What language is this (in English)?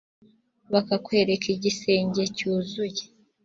Kinyarwanda